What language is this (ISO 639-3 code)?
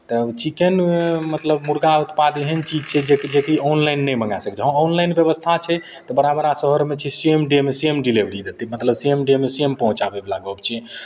mai